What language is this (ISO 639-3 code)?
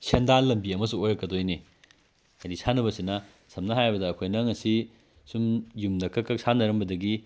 mni